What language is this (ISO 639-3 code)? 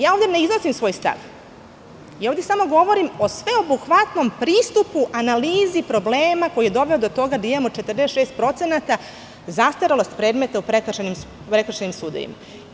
srp